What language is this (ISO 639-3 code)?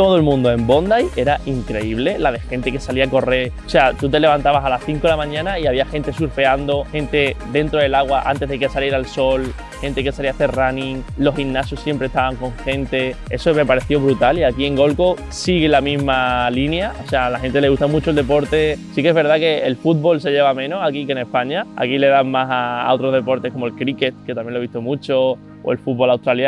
spa